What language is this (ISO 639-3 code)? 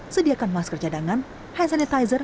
ind